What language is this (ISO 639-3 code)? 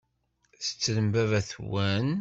kab